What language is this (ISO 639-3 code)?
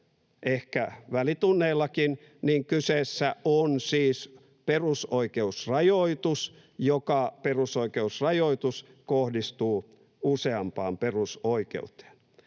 fin